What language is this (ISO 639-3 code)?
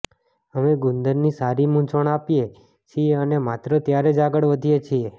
guj